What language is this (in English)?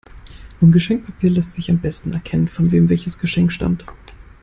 German